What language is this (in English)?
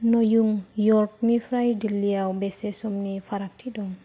Bodo